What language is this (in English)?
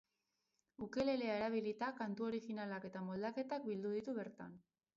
Basque